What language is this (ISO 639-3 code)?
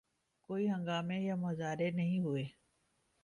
urd